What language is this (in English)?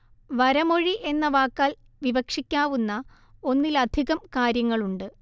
Malayalam